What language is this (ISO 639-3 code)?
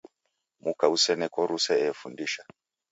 dav